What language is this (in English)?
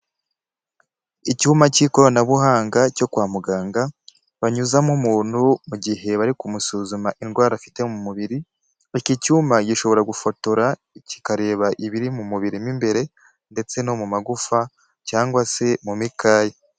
Kinyarwanda